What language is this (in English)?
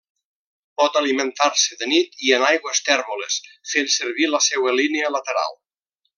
Catalan